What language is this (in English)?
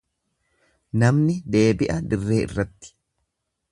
Oromo